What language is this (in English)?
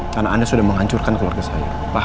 Indonesian